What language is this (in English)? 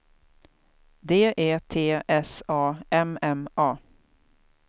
Swedish